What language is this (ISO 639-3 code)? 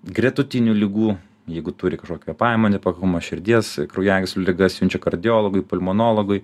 lit